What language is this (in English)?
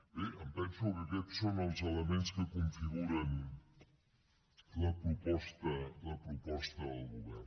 Catalan